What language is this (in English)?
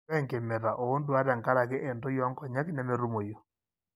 Masai